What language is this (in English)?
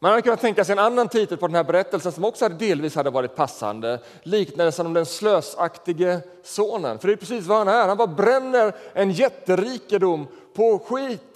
Swedish